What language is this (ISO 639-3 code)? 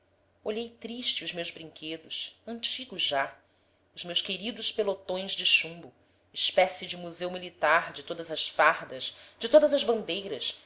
por